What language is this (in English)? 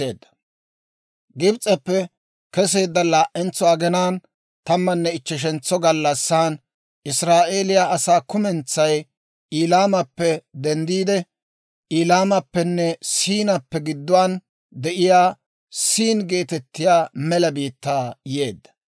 Dawro